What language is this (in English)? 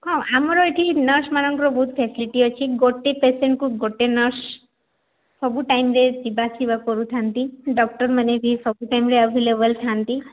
Odia